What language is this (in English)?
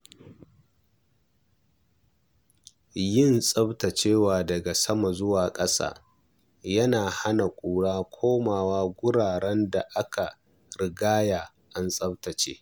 Hausa